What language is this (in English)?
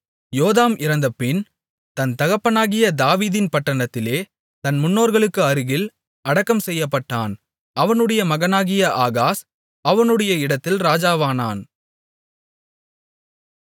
Tamil